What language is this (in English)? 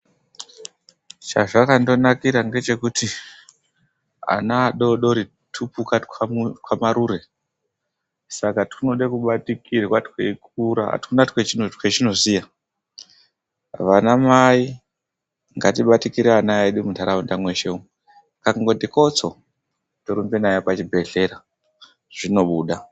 Ndau